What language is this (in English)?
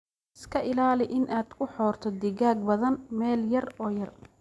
Somali